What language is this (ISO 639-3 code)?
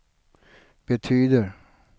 swe